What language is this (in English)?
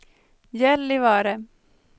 Swedish